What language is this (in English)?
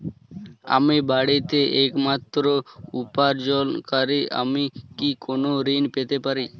Bangla